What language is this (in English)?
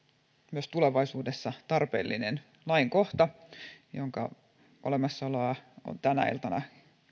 Finnish